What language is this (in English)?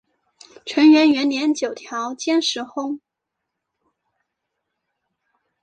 Chinese